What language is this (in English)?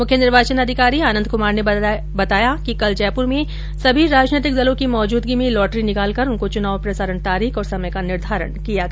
Hindi